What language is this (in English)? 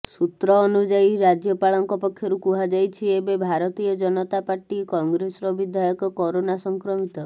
Odia